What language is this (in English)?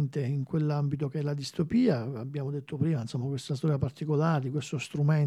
Italian